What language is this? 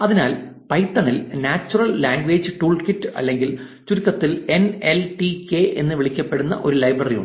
Malayalam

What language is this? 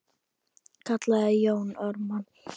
Icelandic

